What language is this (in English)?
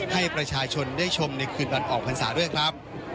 Thai